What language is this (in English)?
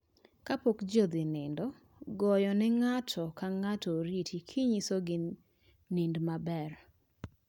Luo (Kenya and Tanzania)